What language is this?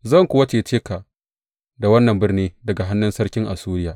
Hausa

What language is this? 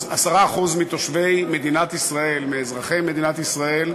Hebrew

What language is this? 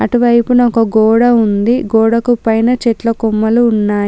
Telugu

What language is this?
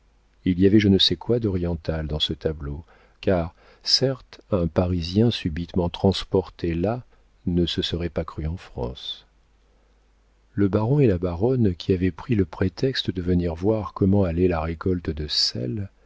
French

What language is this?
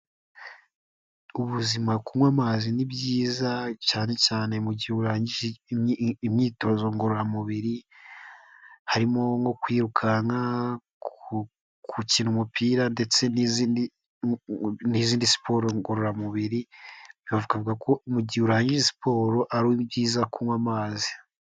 Kinyarwanda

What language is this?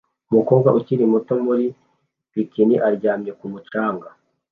Kinyarwanda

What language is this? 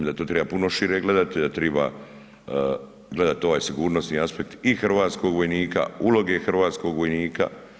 Croatian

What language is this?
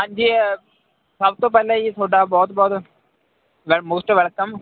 Punjabi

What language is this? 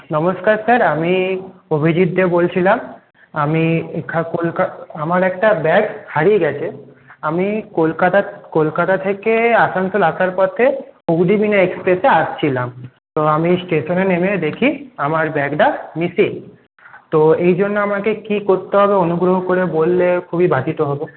Bangla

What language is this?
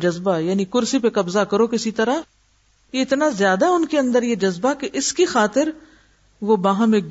Urdu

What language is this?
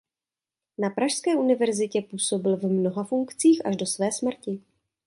Czech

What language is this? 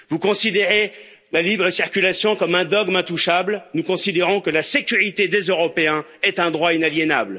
French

